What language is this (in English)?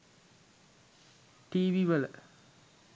Sinhala